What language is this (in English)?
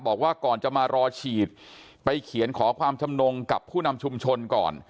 Thai